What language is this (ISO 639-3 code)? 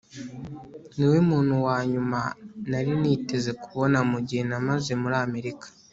kin